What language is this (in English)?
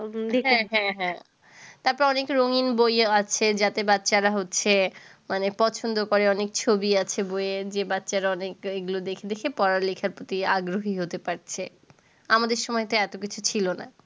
Bangla